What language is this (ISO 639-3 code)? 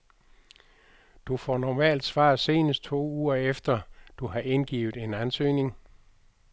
dan